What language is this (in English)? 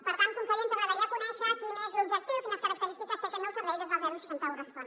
Catalan